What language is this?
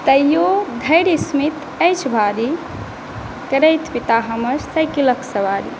Maithili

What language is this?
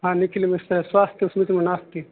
Sanskrit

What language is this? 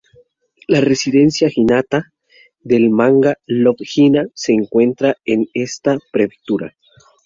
Spanish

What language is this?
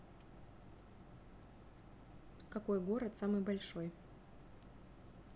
Russian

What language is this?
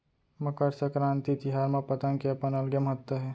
Chhattisgarhi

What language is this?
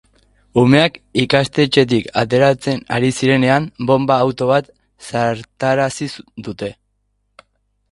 Basque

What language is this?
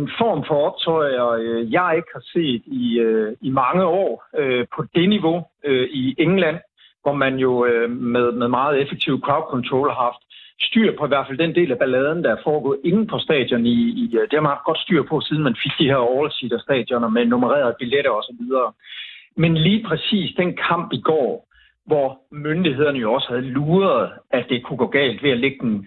Danish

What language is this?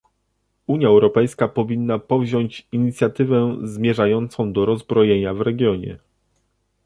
Polish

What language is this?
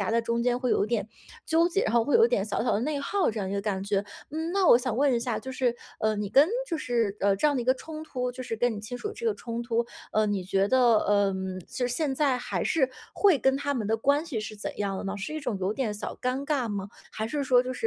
Chinese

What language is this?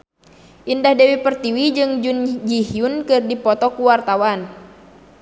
Sundanese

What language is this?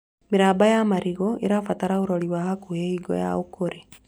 Kikuyu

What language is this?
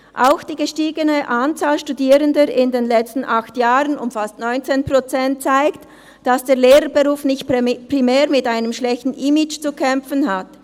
Swiss German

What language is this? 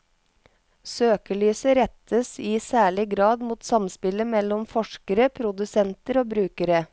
Norwegian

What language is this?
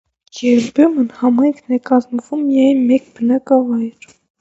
Armenian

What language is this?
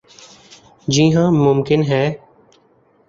Urdu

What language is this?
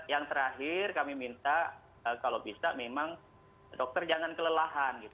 Indonesian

